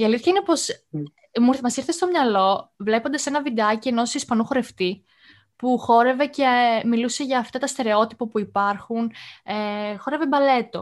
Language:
Greek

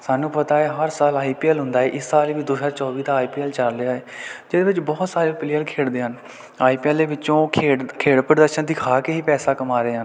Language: Punjabi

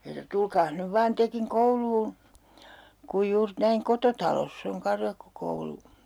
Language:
Finnish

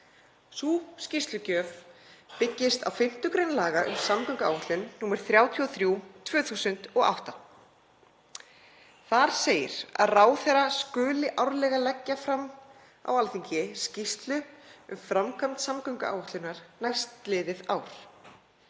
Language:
Icelandic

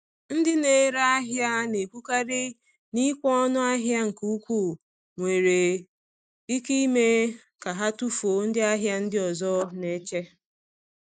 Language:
Igbo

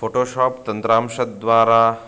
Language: Sanskrit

